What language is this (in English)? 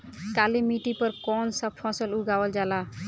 Bhojpuri